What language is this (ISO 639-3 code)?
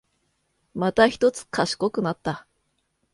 jpn